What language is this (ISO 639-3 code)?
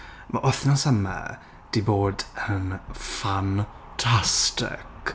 cym